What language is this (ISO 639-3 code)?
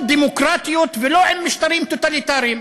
heb